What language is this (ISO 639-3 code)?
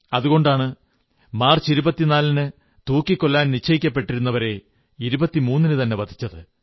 mal